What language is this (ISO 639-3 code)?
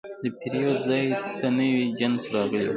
pus